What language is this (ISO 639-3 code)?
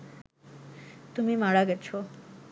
ben